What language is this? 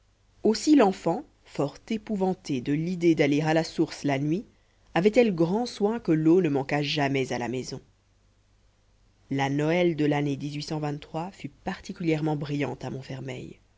French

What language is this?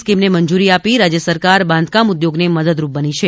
Gujarati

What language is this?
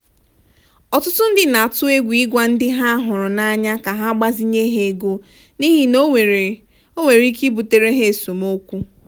Igbo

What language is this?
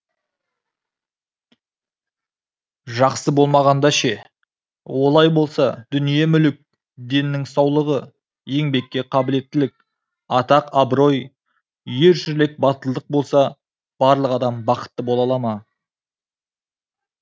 Kazakh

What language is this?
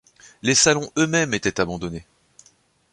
French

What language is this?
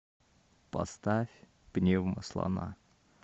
Russian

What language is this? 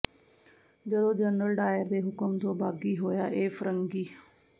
Punjabi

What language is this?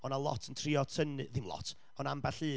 Welsh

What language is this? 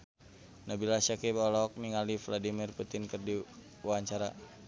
Sundanese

